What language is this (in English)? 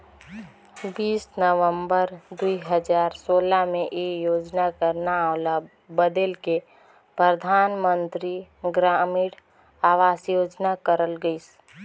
Chhattisgarhi